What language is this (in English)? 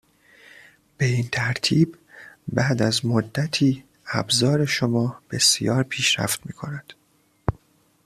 Persian